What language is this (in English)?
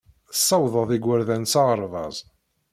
Kabyle